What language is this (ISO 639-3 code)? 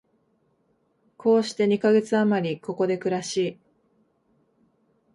jpn